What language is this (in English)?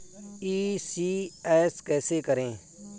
Hindi